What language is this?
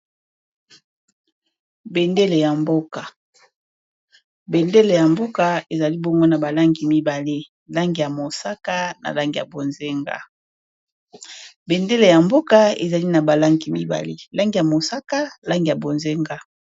Lingala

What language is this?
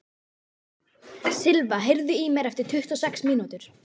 Icelandic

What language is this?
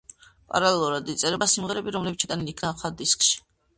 Georgian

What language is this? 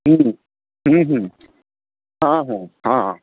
Odia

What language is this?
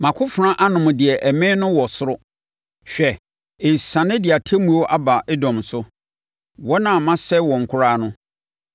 Akan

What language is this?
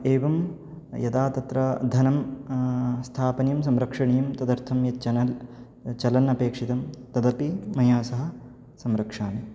Sanskrit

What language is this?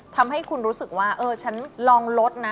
Thai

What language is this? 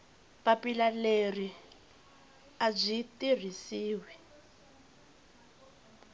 Tsonga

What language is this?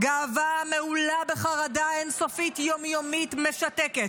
Hebrew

